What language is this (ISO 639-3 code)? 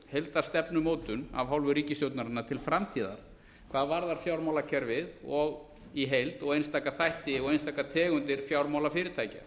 isl